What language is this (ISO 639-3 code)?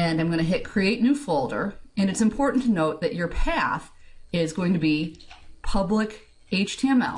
eng